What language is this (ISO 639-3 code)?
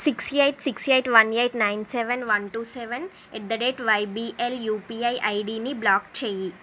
tel